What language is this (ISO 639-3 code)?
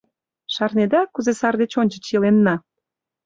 chm